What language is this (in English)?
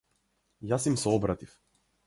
Macedonian